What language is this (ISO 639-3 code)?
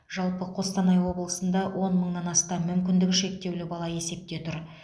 kaz